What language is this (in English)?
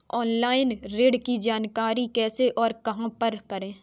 Hindi